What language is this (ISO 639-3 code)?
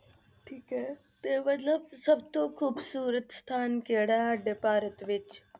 pan